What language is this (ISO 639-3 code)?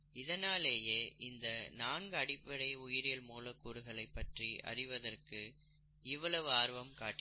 tam